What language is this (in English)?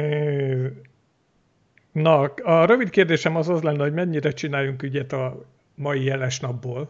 Hungarian